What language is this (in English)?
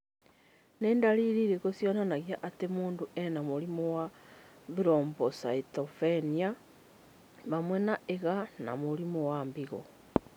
Kikuyu